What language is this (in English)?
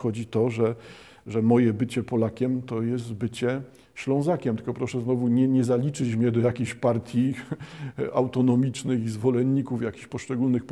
Polish